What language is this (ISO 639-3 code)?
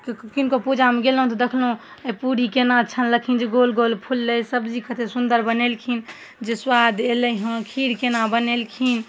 mai